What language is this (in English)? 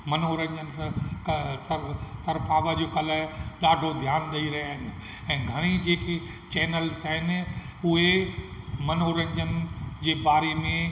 Sindhi